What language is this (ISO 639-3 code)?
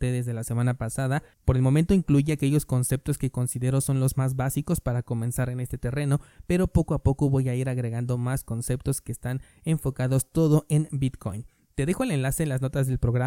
spa